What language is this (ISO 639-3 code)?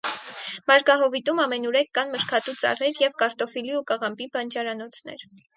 hye